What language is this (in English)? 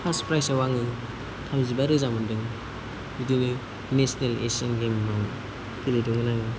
Bodo